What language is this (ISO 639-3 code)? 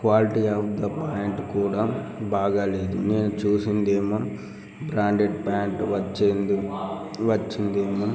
tel